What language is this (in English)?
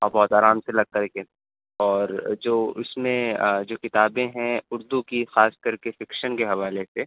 Urdu